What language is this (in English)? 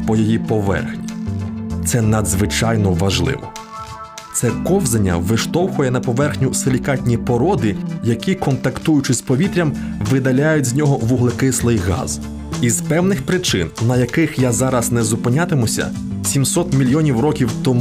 Ukrainian